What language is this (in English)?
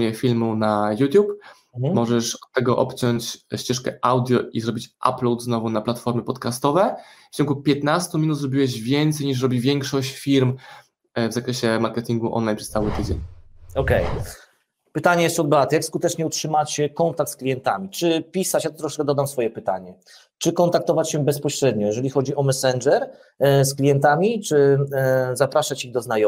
Polish